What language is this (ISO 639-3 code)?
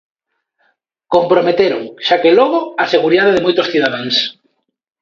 glg